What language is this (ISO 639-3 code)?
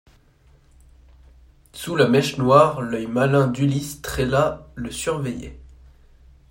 fra